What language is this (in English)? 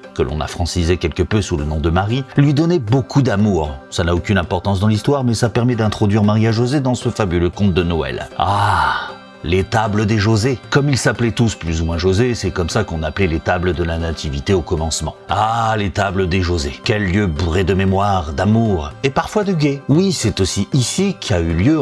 French